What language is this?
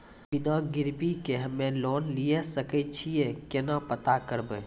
Maithili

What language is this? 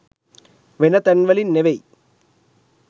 Sinhala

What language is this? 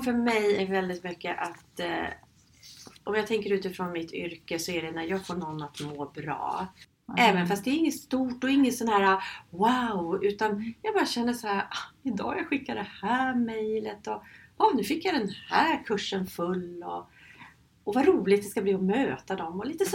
Swedish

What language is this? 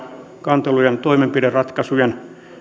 Finnish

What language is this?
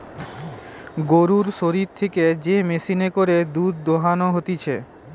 Bangla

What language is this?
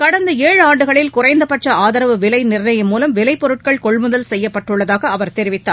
Tamil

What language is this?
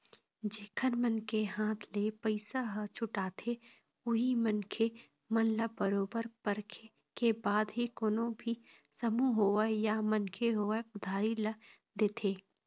Chhattisgarhi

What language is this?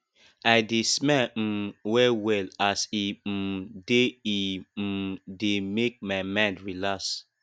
Nigerian Pidgin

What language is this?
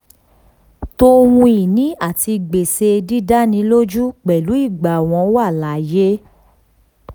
Yoruba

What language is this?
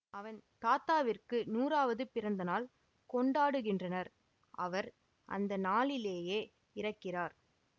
Tamil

